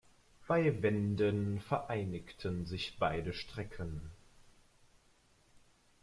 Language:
German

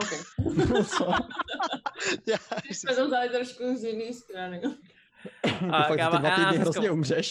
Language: Czech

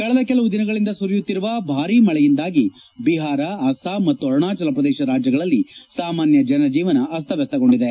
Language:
Kannada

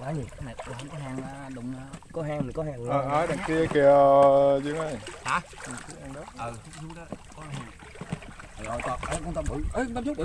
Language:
Vietnamese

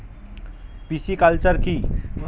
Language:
Bangla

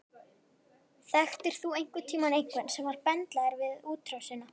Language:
Icelandic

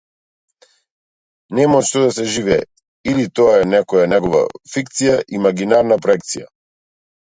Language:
Macedonian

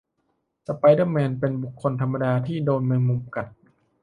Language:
Thai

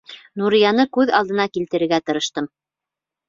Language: Bashkir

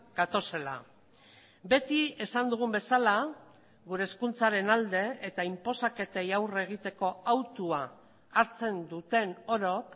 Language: Basque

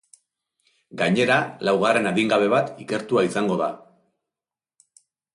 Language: Basque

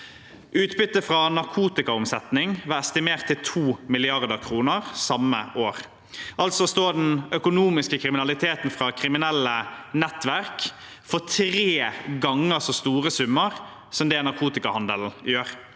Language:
Norwegian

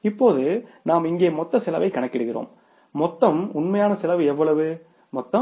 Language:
Tamil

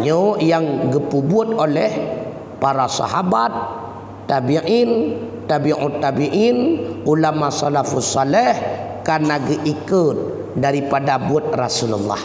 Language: Malay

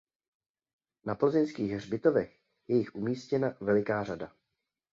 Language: Czech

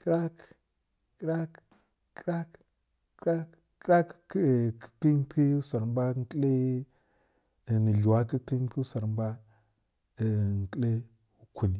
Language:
Kirya-Konzəl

